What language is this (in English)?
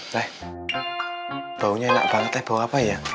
Indonesian